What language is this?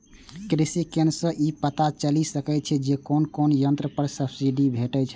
Maithili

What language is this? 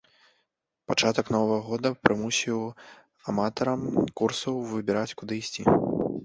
Belarusian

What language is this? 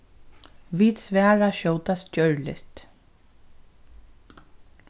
Faroese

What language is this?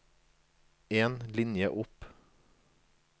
Norwegian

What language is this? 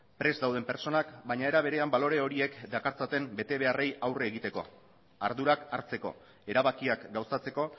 Basque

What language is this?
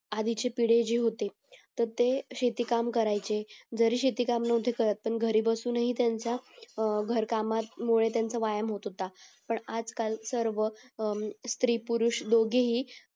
Marathi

